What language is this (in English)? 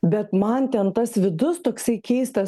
Lithuanian